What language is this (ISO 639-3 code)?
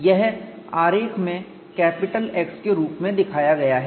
hin